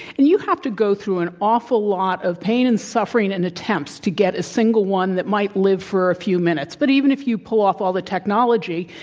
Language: English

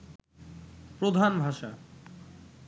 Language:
Bangla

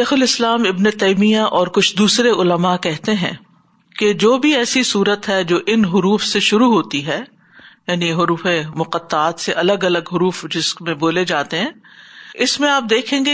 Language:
Urdu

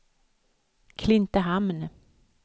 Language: Swedish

